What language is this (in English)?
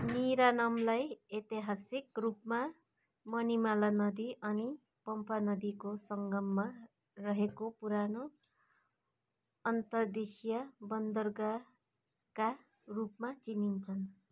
Nepali